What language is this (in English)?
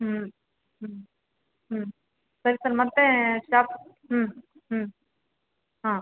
Kannada